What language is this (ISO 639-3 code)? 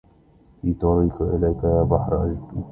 ara